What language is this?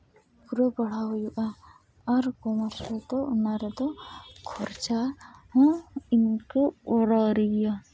Santali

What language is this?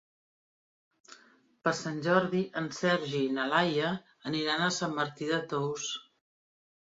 Catalan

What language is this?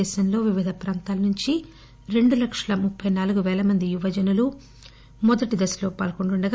Telugu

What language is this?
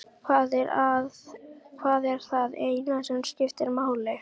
Icelandic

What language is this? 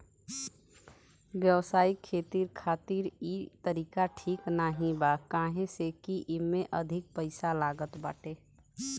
Bhojpuri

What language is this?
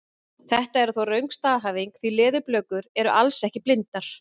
Icelandic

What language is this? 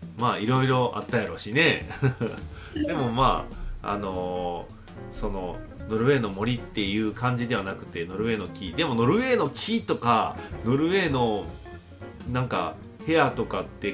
Japanese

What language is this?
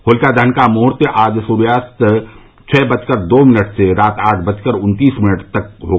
Hindi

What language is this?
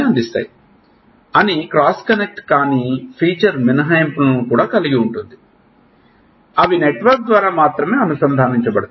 Telugu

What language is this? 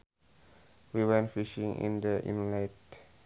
Sundanese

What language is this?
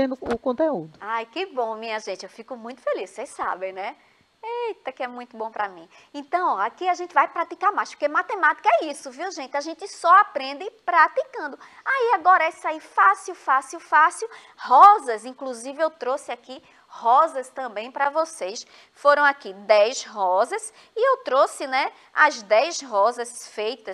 Portuguese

